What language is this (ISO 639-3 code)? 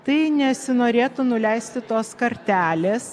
lit